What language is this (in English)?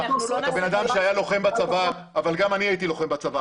Hebrew